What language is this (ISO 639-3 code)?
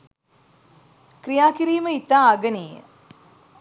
sin